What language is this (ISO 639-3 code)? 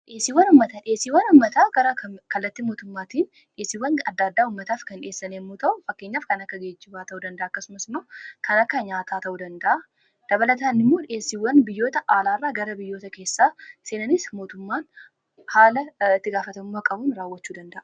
orm